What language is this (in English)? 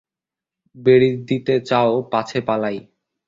Bangla